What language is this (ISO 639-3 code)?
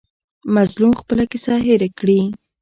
pus